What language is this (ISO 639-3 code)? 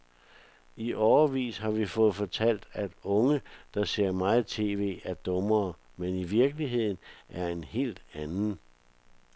dan